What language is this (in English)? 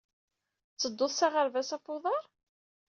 Kabyle